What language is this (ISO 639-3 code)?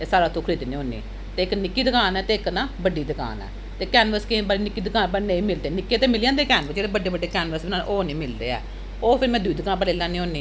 doi